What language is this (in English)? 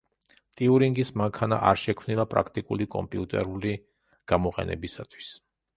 Georgian